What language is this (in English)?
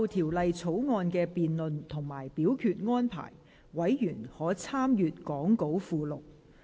Cantonese